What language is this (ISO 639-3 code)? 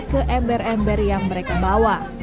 ind